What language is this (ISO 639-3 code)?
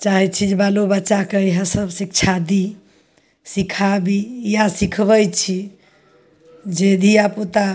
mai